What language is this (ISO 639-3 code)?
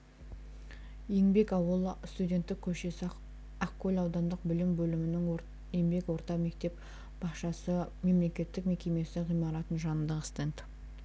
kaz